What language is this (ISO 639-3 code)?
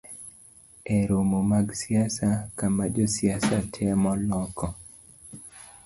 luo